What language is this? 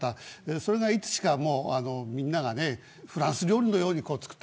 Japanese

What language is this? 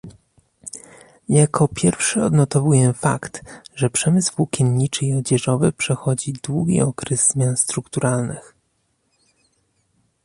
Polish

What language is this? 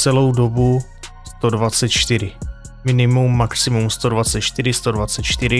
Czech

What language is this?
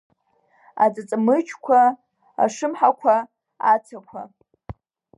Abkhazian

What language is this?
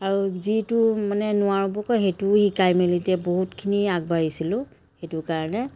Assamese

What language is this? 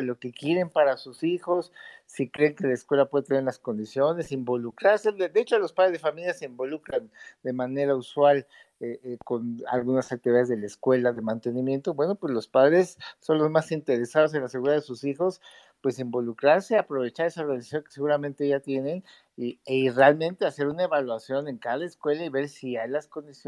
Spanish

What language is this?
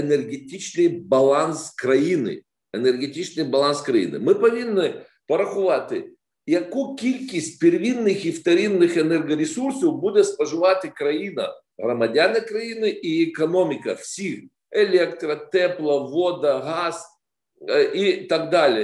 Ukrainian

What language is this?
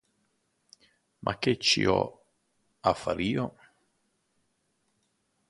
Italian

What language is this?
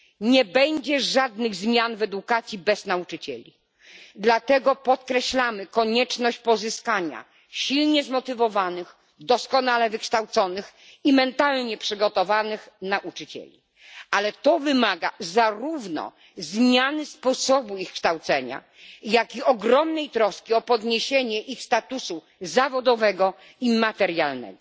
Polish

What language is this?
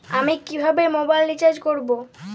Bangla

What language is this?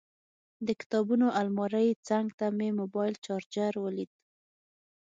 Pashto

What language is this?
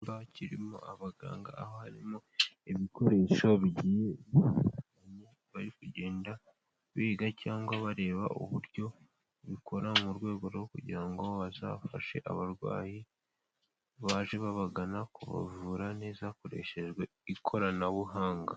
Kinyarwanda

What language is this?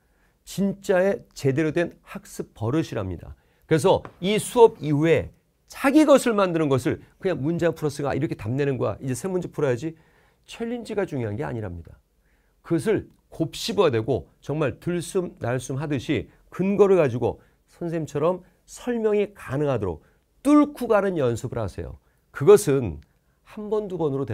Korean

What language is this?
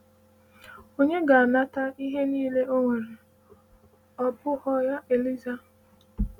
Igbo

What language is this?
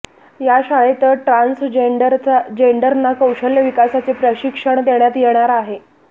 Marathi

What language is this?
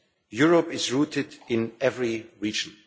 English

